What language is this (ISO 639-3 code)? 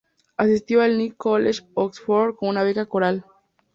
spa